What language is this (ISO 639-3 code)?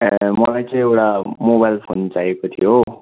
nep